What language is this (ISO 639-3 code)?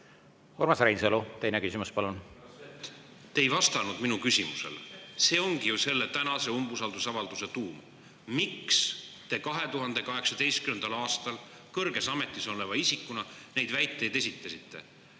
est